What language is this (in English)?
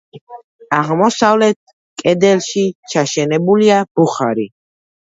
Georgian